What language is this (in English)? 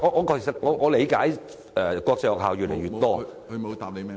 Cantonese